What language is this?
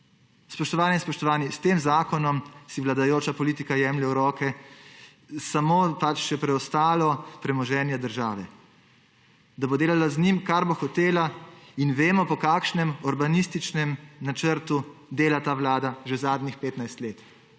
Slovenian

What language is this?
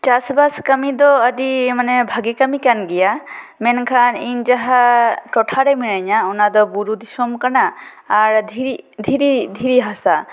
Santali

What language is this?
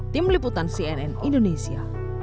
Indonesian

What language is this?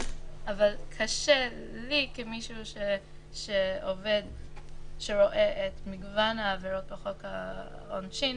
Hebrew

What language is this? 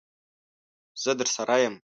Pashto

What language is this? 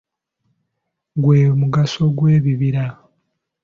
Ganda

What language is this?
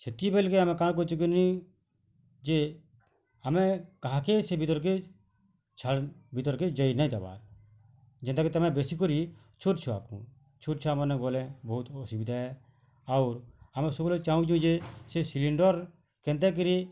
Odia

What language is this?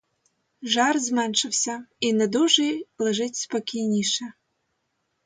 Ukrainian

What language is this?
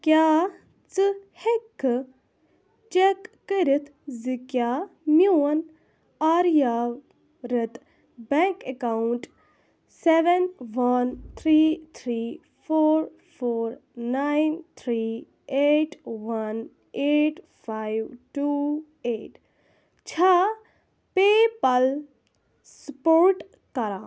Kashmiri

